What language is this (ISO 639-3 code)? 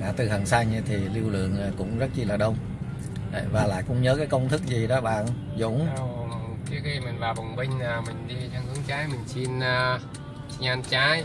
vie